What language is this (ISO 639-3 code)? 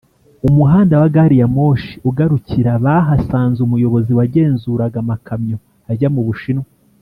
kin